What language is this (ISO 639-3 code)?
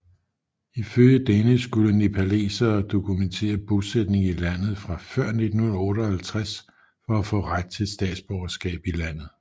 dan